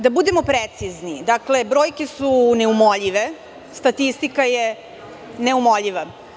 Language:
Serbian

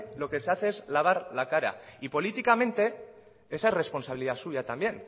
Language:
Spanish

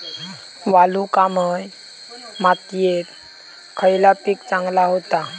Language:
Marathi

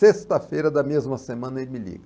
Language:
Portuguese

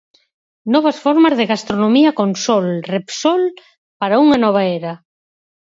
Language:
Galician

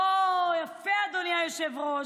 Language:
Hebrew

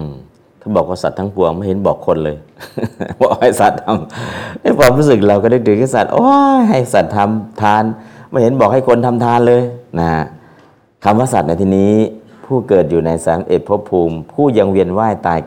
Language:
Thai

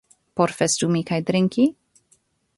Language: Esperanto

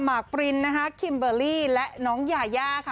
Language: Thai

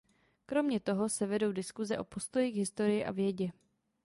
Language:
Czech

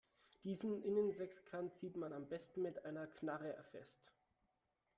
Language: German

